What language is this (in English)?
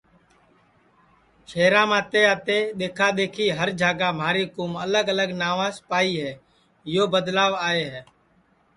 Sansi